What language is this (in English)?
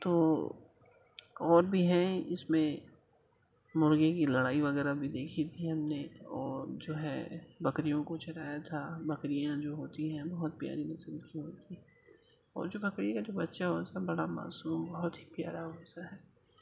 Urdu